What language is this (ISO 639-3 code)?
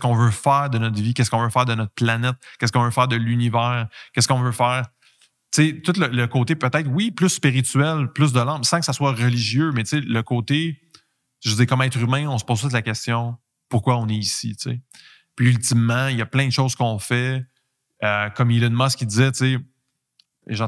fra